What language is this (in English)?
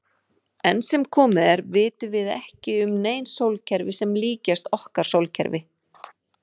Icelandic